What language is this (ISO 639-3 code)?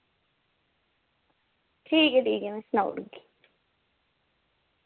doi